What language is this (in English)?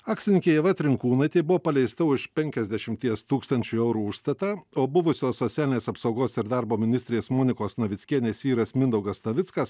Lithuanian